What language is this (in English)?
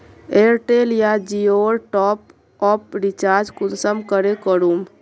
Magahi